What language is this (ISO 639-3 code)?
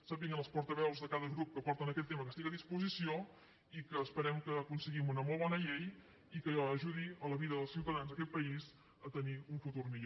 cat